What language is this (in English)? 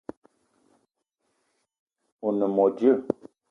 Eton (Cameroon)